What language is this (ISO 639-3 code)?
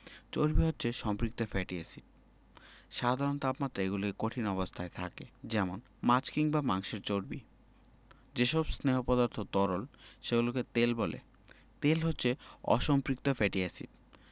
ben